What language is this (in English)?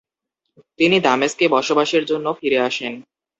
Bangla